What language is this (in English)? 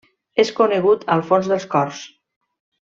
Catalan